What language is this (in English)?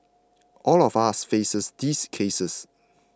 English